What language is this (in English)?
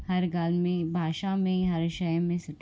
Sindhi